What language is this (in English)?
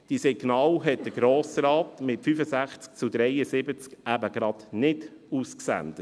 Swiss German